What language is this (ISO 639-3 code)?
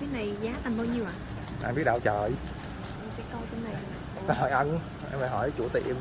vie